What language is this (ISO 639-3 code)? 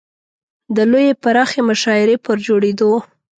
pus